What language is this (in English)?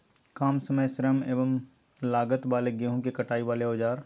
Magahi